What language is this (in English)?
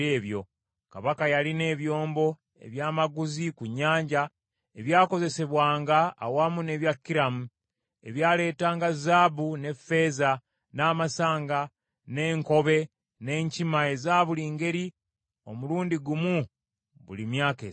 Ganda